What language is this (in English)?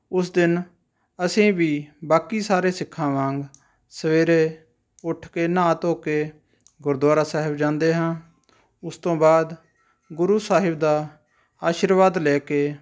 Punjabi